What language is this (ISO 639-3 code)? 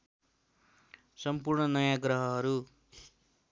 nep